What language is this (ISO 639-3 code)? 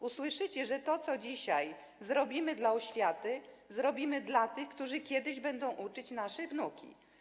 pol